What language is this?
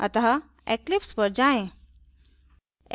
Hindi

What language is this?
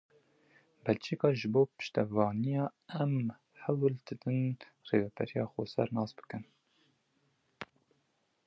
Kurdish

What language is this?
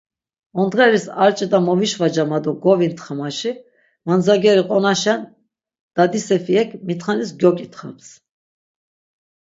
Laz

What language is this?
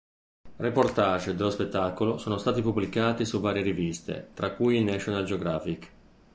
Italian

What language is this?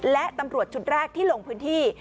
Thai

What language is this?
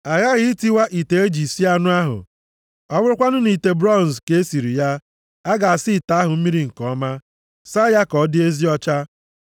Igbo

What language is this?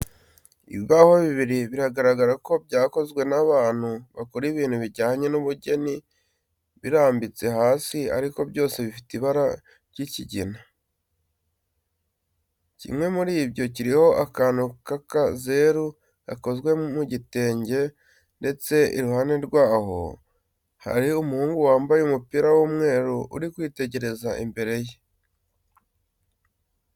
Kinyarwanda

